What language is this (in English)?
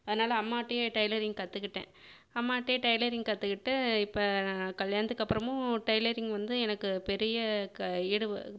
Tamil